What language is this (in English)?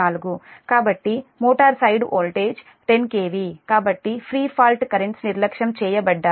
Telugu